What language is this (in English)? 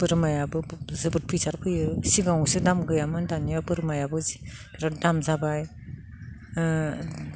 Bodo